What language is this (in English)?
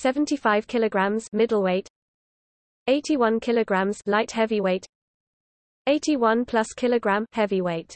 English